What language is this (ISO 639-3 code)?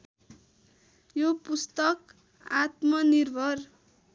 nep